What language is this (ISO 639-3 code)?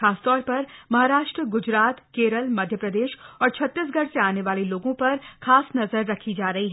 hin